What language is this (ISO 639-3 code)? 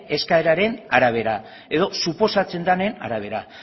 eus